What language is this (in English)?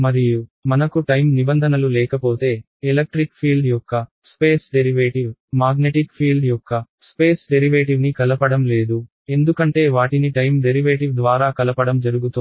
Telugu